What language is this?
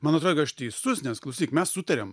Lithuanian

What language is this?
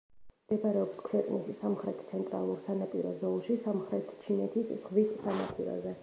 Georgian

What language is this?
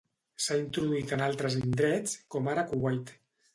Catalan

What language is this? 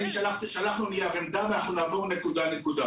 Hebrew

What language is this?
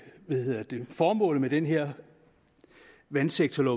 Danish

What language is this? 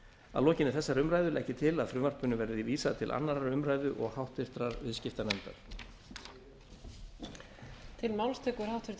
Icelandic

